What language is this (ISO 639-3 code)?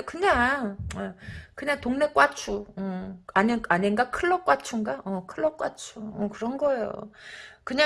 kor